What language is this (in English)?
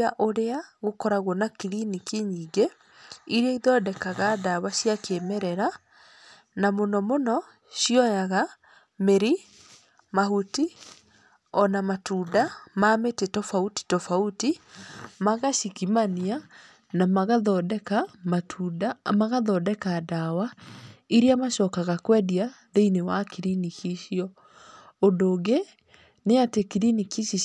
Kikuyu